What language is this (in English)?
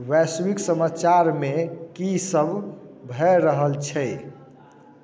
Maithili